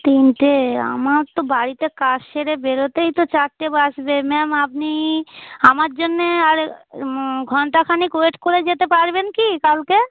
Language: Bangla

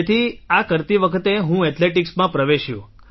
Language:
Gujarati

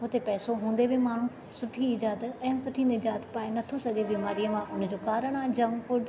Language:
Sindhi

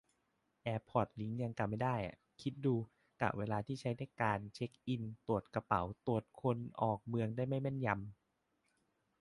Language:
Thai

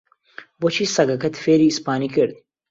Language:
Central Kurdish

